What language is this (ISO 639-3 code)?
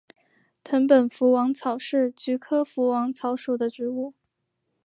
zho